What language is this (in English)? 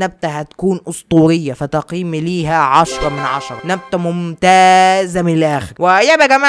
Arabic